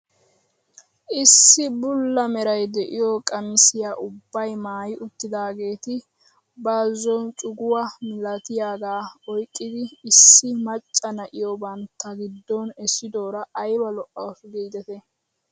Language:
Wolaytta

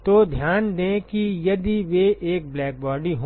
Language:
Hindi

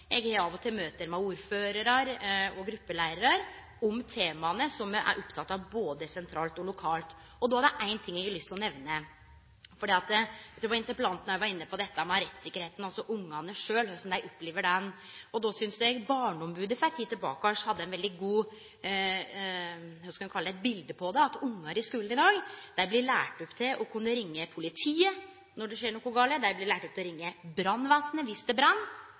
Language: Norwegian Nynorsk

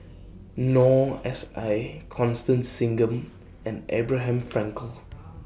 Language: English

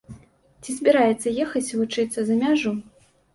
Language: Belarusian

